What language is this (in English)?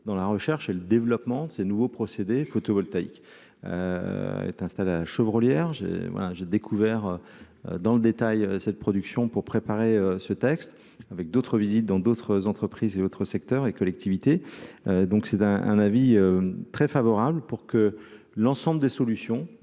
French